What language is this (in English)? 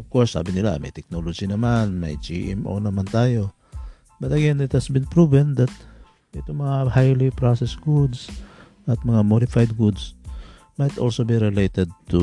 Filipino